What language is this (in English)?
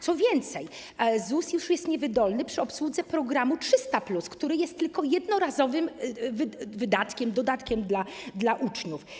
Polish